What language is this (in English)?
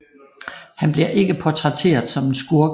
Danish